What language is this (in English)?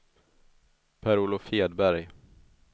Swedish